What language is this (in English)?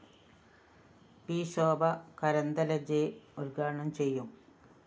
Malayalam